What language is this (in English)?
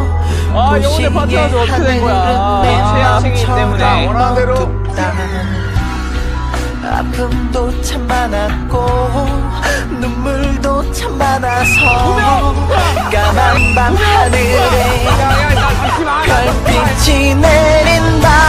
Korean